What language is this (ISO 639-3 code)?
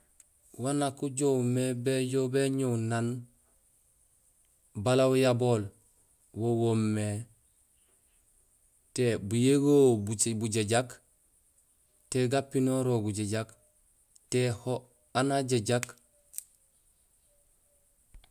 gsl